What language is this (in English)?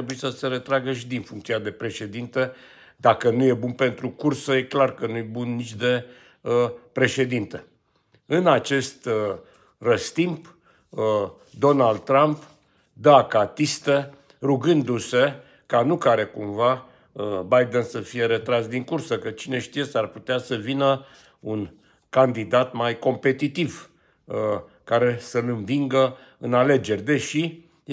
Romanian